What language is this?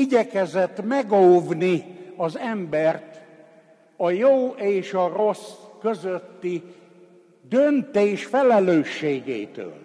Hungarian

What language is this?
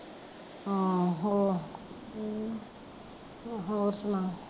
Punjabi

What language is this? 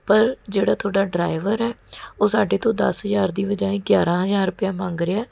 Punjabi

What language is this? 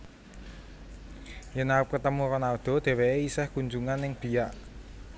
Javanese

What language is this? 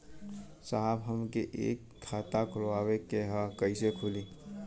Bhojpuri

